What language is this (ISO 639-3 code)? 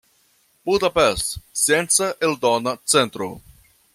epo